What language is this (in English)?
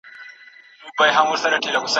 Pashto